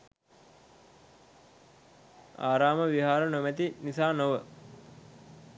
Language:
Sinhala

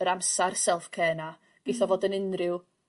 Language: Welsh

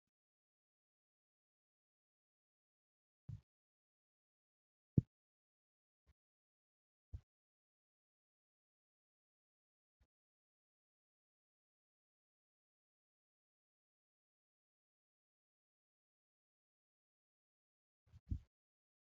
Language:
Oromo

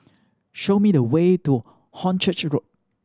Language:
English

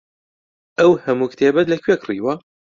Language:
Central Kurdish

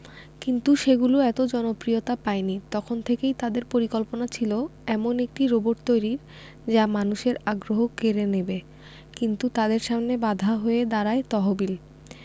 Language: Bangla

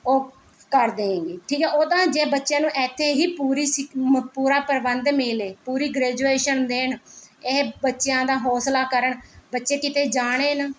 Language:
Punjabi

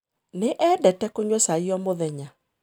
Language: Kikuyu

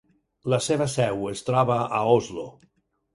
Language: Catalan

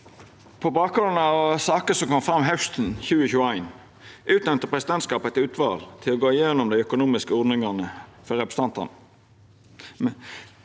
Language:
Norwegian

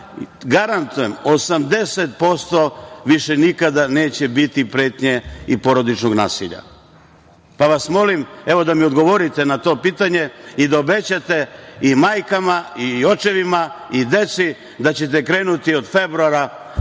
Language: Serbian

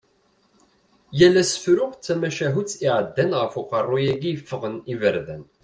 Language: Kabyle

